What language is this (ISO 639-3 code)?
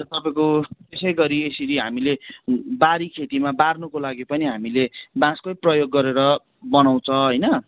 nep